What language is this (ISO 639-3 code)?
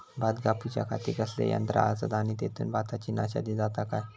mar